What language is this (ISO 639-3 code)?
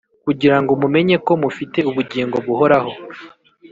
kin